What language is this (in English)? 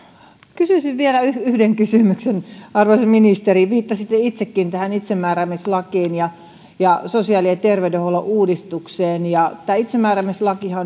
Finnish